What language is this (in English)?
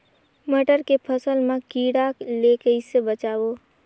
Chhattisgarhi